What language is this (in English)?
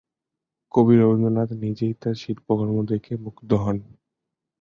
Bangla